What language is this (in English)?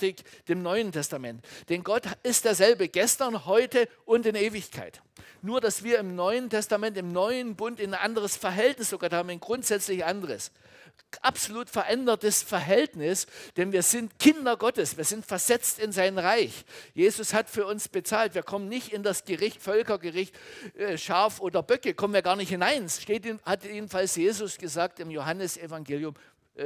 German